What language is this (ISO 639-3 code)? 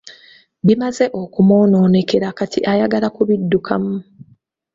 lug